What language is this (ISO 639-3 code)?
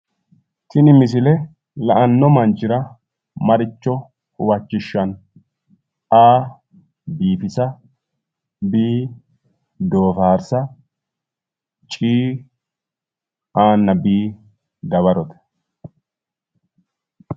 sid